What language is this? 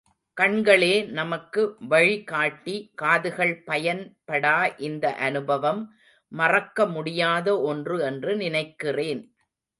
Tamil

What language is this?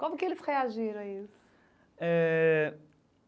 Portuguese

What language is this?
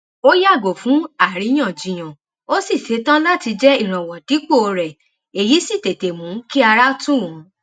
Yoruba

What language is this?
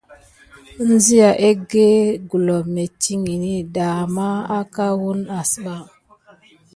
Gidar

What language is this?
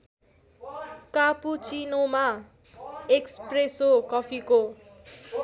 Nepali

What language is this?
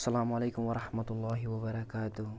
Kashmiri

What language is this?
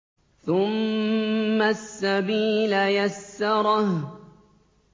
Arabic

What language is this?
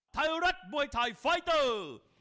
Thai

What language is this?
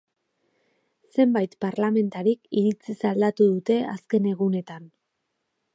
Basque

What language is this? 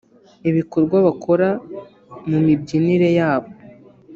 Kinyarwanda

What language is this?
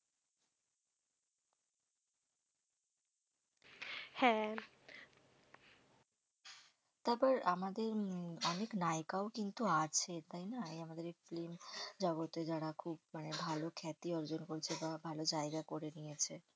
Bangla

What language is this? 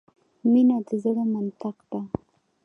Pashto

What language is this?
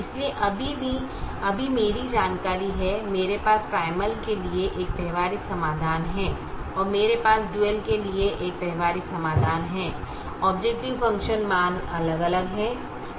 Hindi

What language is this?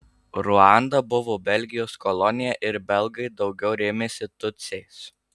Lithuanian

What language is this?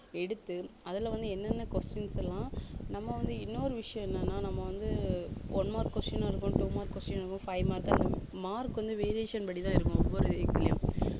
Tamil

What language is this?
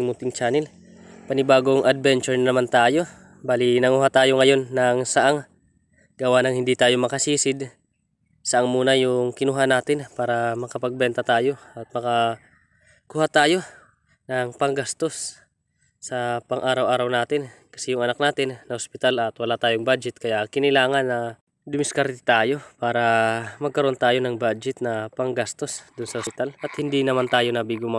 Filipino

